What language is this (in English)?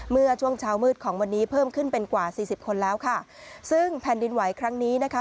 Thai